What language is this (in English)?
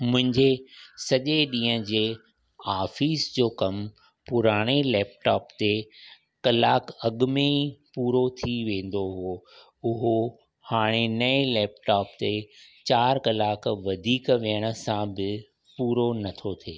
Sindhi